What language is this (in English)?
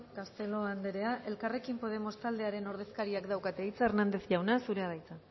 Basque